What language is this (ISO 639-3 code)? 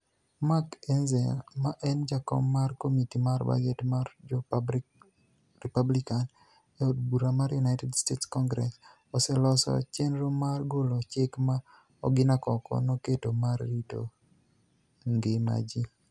luo